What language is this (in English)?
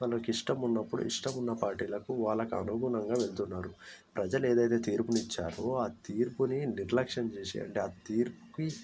Telugu